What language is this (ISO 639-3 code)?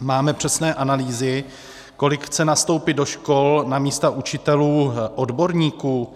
ces